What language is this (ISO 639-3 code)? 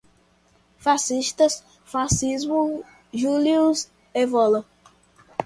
por